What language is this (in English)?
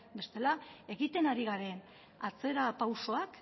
Basque